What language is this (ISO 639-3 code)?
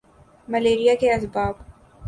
urd